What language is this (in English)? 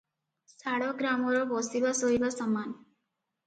Odia